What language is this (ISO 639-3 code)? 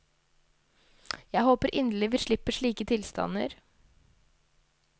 nor